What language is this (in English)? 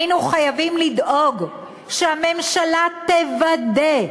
Hebrew